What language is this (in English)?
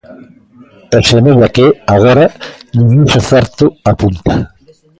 Galician